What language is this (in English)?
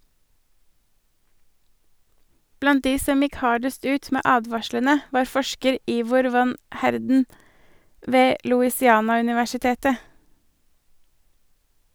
Norwegian